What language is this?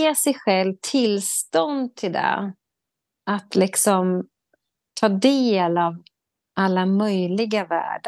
Swedish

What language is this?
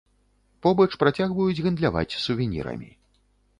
Belarusian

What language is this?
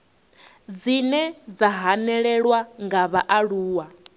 Venda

